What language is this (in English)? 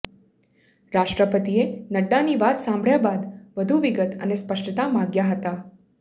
Gujarati